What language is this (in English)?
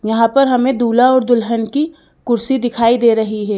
Hindi